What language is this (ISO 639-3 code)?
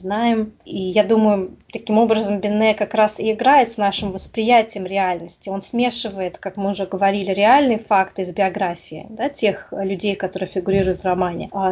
rus